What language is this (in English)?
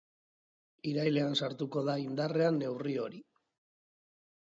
Basque